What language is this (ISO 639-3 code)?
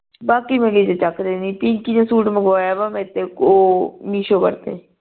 pan